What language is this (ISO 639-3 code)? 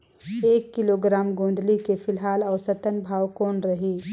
hne